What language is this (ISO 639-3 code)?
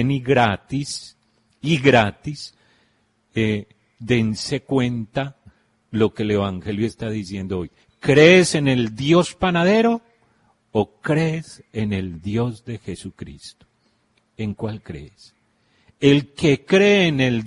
spa